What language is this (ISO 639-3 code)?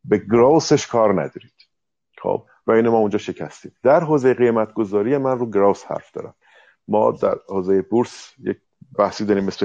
fas